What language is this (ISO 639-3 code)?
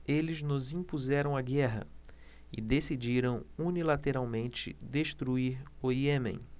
por